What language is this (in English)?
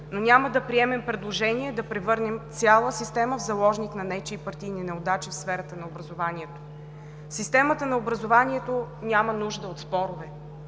Bulgarian